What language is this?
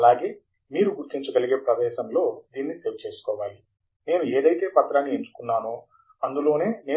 Telugu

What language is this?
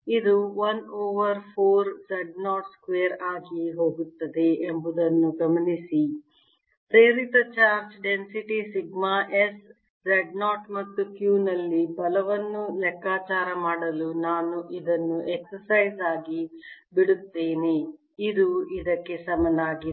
Kannada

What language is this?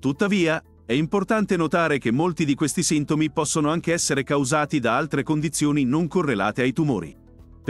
Italian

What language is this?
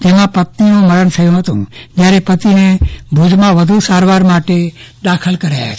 Gujarati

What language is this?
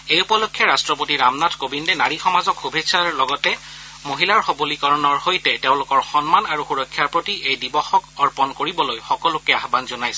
Assamese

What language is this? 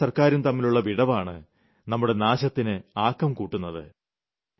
Malayalam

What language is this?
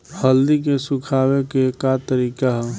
Bhojpuri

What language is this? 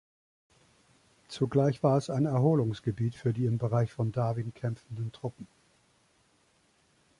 German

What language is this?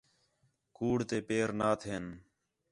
Khetrani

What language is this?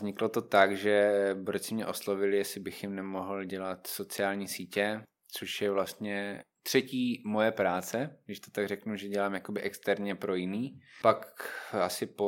Czech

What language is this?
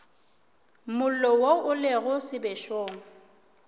Northern Sotho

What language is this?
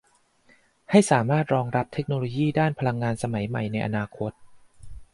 Thai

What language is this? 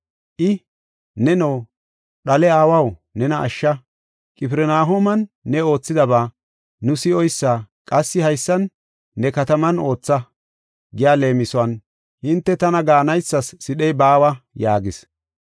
Gofa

